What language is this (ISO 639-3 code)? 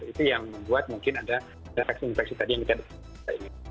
ind